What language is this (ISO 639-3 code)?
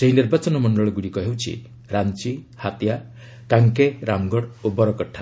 ori